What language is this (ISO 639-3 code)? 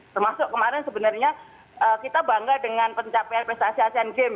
ind